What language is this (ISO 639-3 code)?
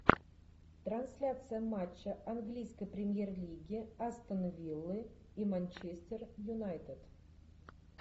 rus